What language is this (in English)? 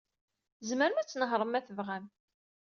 Kabyle